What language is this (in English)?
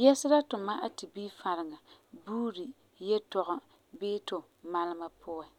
Frafra